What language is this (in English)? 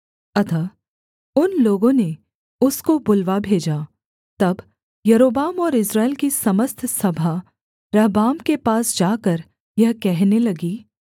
Hindi